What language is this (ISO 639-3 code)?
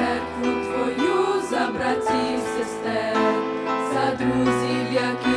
ukr